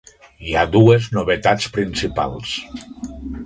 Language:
Catalan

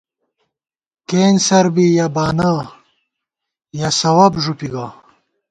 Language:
Gawar-Bati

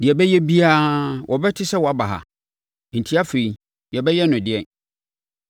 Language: Akan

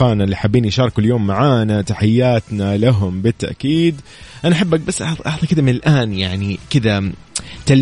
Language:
Arabic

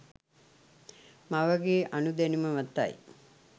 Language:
Sinhala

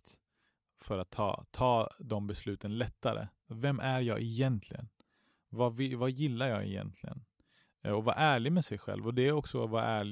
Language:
Swedish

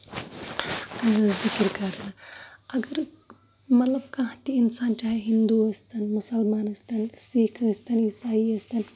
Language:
Kashmiri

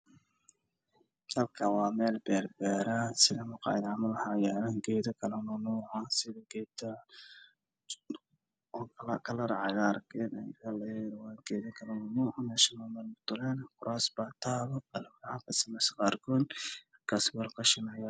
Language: Somali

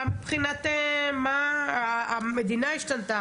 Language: Hebrew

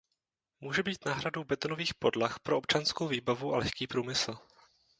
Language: Czech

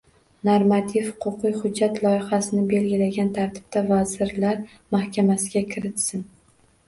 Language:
Uzbek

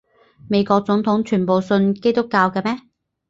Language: Cantonese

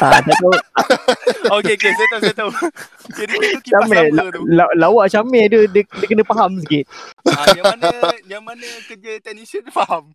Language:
Malay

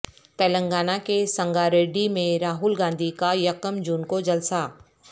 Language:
Urdu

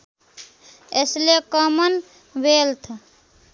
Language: Nepali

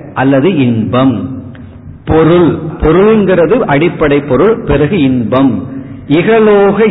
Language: Tamil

